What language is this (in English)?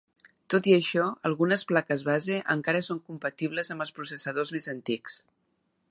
Catalan